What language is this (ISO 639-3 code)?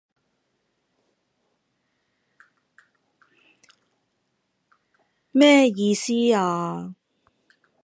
yue